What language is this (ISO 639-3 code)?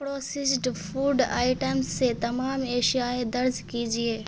urd